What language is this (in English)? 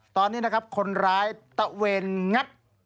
Thai